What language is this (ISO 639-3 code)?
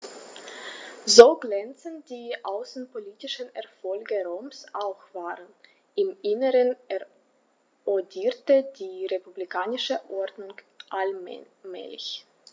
deu